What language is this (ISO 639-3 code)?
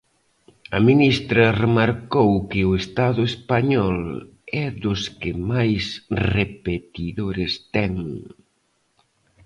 glg